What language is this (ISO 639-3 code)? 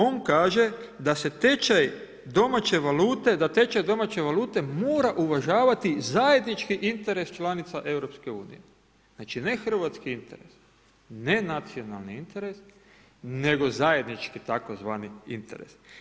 hrv